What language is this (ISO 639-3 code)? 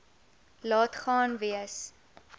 afr